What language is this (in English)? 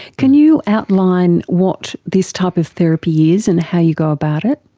English